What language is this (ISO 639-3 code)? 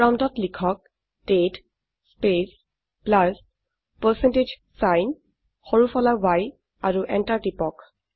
asm